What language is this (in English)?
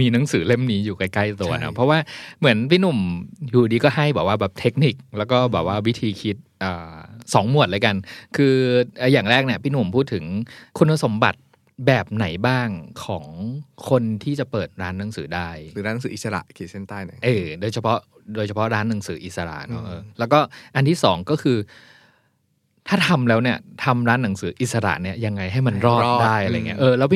Thai